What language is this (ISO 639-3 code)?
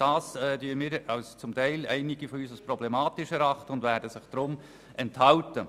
gsw